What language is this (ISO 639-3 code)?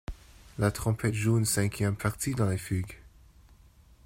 fra